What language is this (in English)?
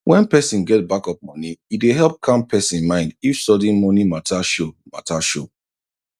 Nigerian Pidgin